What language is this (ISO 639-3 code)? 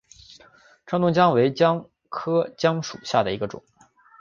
zho